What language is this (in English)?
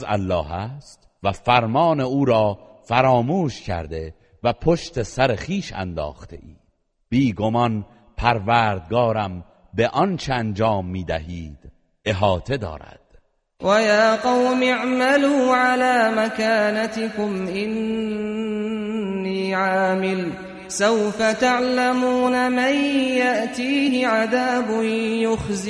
Persian